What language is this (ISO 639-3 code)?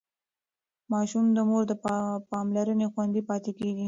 pus